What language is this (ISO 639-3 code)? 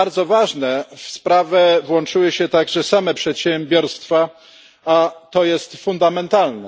pol